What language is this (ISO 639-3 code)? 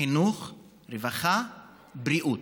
heb